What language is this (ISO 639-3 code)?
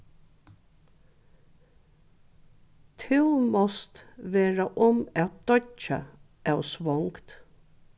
fao